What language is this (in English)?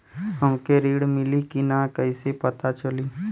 Bhojpuri